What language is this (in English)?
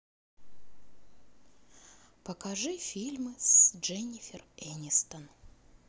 Russian